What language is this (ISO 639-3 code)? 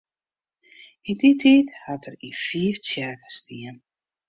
fry